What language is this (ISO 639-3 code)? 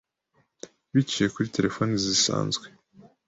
kin